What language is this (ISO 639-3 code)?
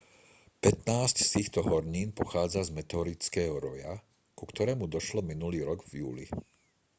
slk